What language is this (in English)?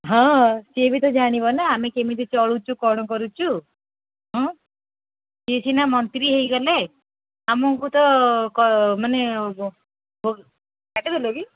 Odia